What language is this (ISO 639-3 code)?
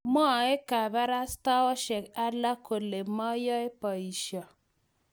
kln